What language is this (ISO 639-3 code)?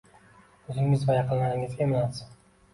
uzb